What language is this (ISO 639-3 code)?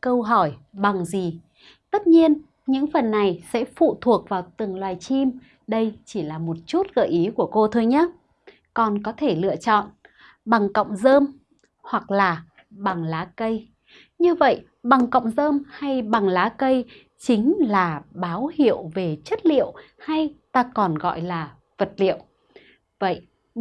vie